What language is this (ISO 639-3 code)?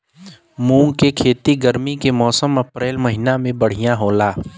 bho